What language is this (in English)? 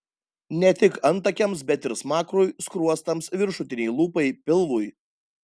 Lithuanian